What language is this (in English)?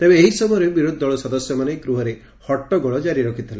Odia